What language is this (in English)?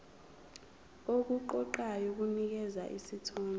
Zulu